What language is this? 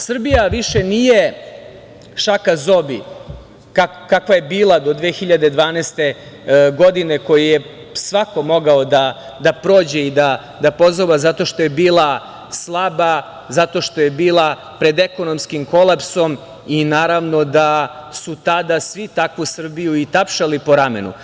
Serbian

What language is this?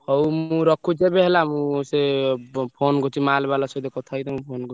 Odia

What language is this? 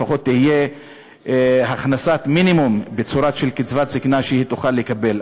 Hebrew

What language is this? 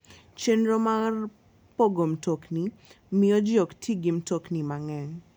Luo (Kenya and Tanzania)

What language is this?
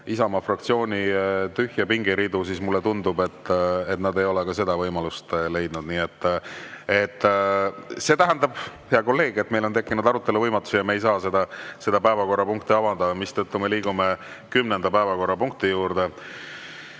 Estonian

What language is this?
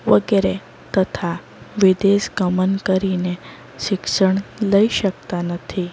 Gujarati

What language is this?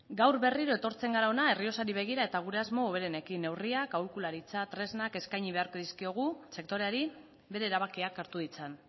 Basque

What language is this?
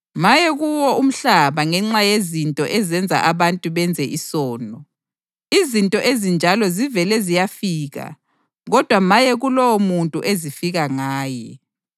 North Ndebele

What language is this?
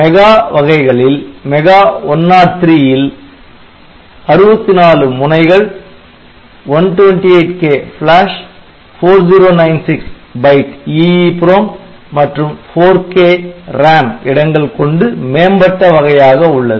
Tamil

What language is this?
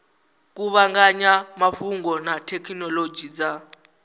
Venda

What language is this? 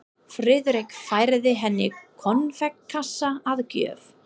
Icelandic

